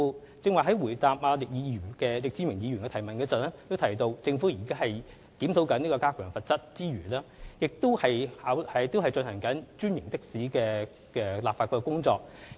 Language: Cantonese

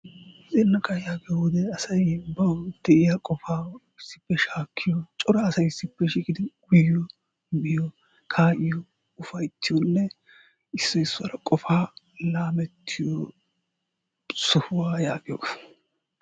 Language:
Wolaytta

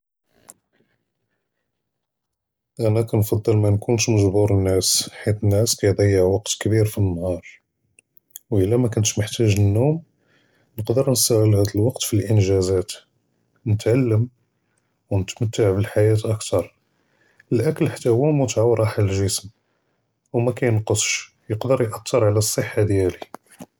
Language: Judeo-Arabic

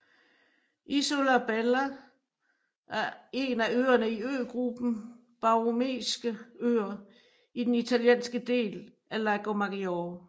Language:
Danish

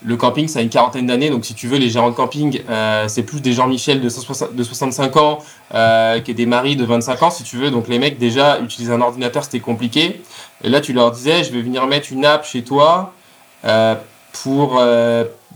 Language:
French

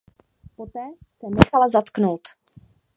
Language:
Czech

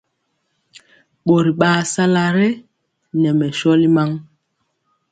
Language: Mpiemo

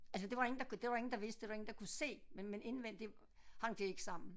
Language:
Danish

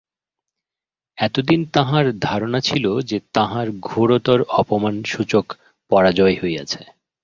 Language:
Bangla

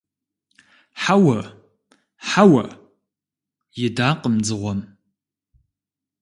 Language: Kabardian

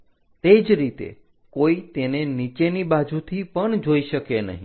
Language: Gujarati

